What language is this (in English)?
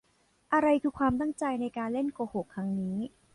Thai